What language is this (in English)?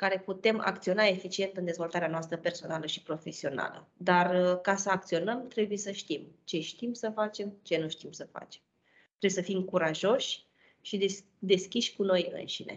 Romanian